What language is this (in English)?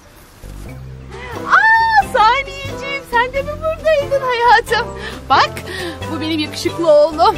Turkish